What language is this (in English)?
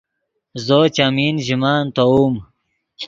Yidgha